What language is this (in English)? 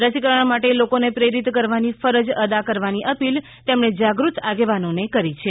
Gujarati